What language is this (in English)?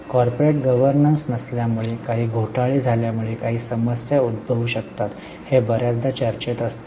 Marathi